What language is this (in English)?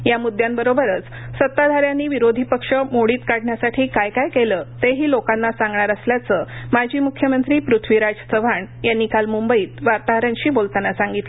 Marathi